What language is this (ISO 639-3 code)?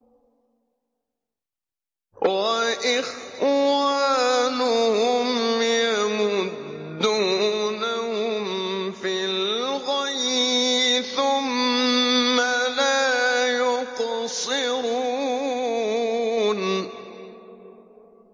ara